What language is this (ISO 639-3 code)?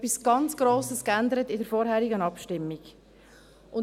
gsw